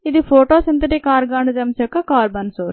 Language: Telugu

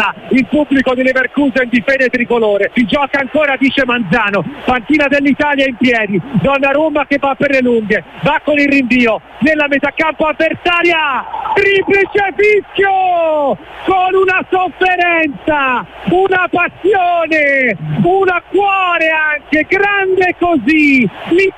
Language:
Italian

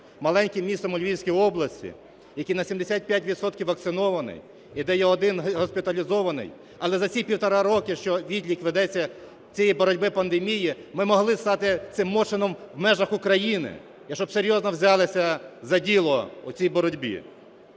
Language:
Ukrainian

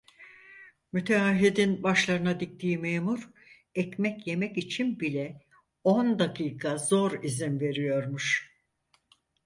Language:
Turkish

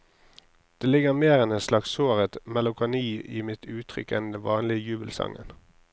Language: Norwegian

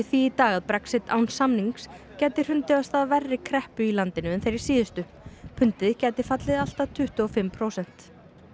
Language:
Icelandic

